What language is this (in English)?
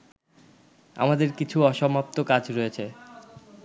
Bangla